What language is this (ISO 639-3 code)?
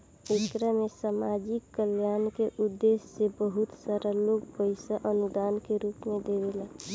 bho